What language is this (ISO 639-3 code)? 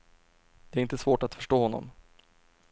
swe